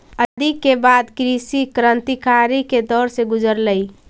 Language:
Magahi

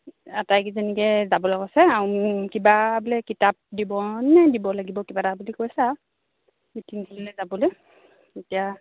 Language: Assamese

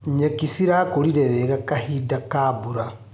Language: Kikuyu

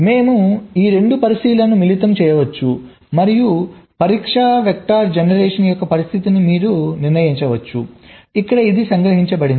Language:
Telugu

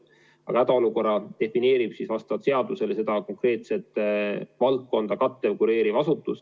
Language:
Estonian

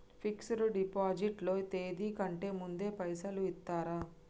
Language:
Telugu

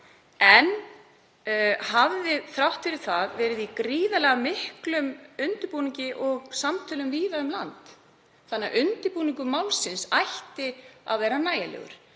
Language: Icelandic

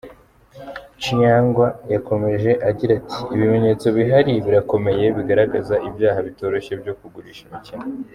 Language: Kinyarwanda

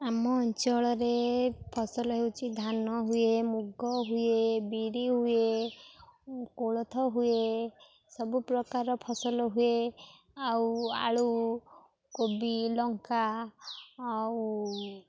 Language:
Odia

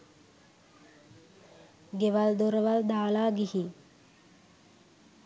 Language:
Sinhala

